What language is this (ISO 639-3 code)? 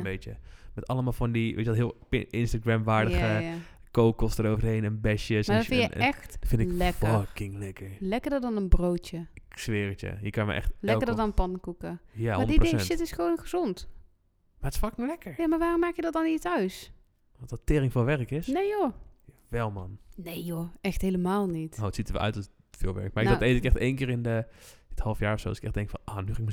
nld